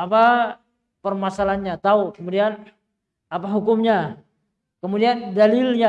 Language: Indonesian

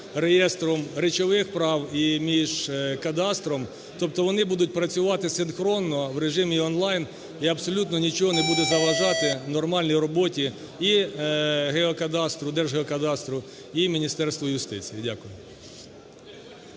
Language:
Ukrainian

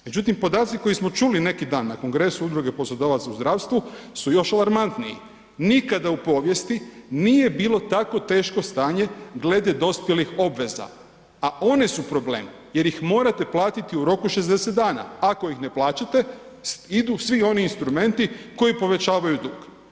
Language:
Croatian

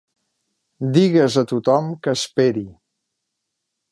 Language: Catalan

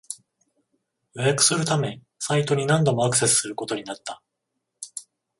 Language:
Japanese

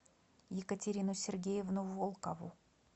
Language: Russian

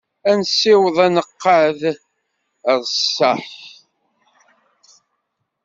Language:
Kabyle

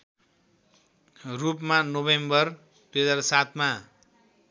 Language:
Nepali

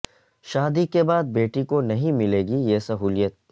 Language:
Urdu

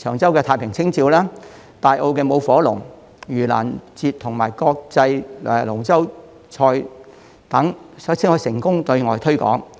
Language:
Cantonese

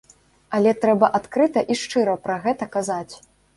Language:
Belarusian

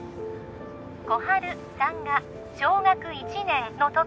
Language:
Japanese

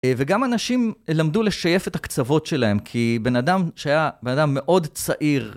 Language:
Hebrew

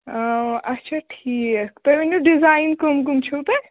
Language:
Kashmiri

